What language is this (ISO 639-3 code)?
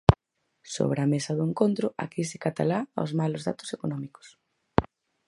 glg